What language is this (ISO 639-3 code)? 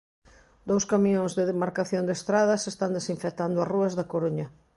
glg